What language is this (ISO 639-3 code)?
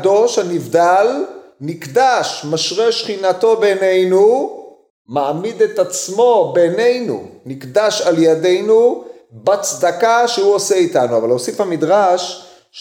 heb